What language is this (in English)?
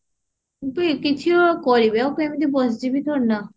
Odia